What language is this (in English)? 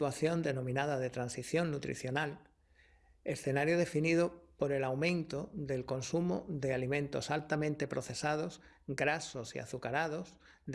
Spanish